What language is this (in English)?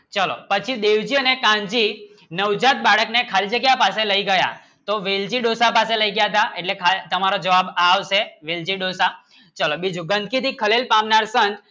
Gujarati